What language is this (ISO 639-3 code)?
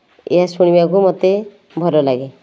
ori